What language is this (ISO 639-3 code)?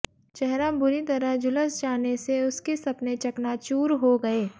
hin